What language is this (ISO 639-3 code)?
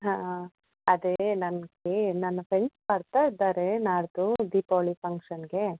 kan